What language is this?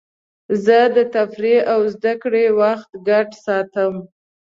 Pashto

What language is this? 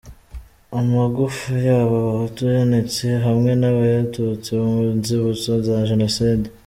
Kinyarwanda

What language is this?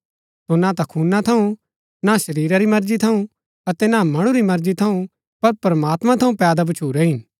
Gaddi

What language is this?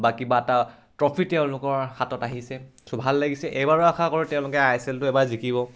Assamese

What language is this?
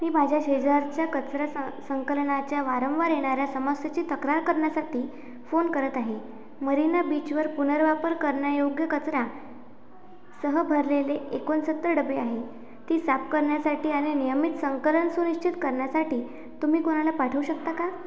Marathi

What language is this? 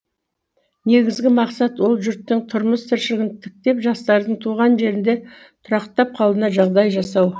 Kazakh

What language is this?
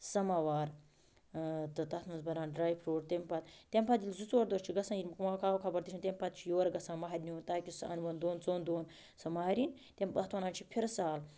Kashmiri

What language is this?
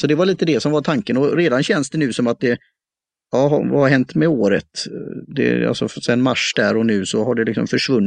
Swedish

